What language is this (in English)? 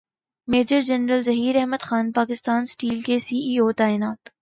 Urdu